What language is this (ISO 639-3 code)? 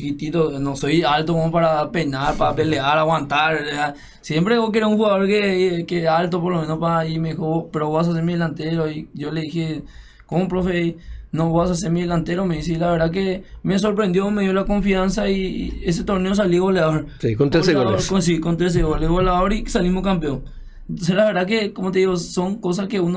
spa